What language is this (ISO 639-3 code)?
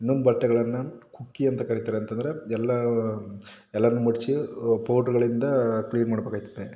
kan